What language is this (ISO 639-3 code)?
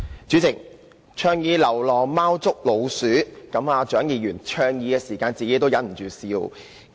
yue